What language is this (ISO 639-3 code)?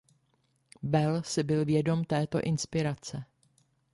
ces